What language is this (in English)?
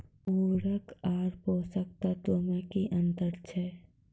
Maithili